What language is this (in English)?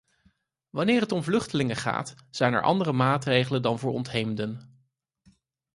Dutch